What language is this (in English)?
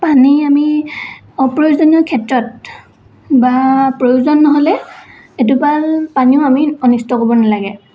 Assamese